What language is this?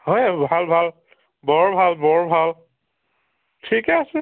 Assamese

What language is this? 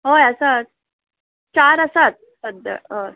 Konkani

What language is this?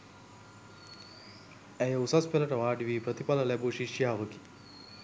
Sinhala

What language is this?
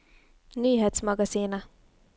Norwegian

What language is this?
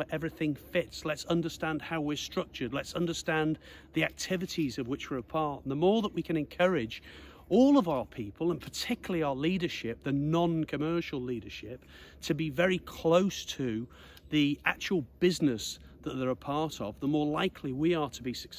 English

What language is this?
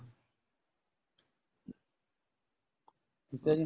Punjabi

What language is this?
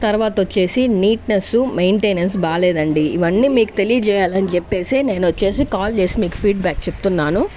Telugu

